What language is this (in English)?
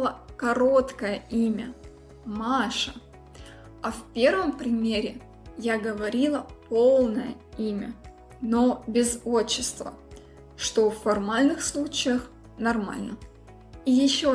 Russian